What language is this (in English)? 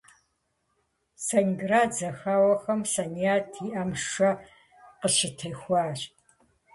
Kabardian